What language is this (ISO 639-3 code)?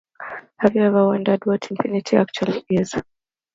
eng